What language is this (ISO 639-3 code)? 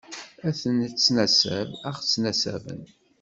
kab